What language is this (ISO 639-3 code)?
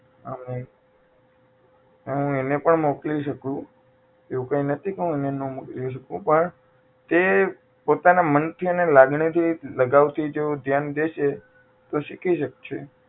guj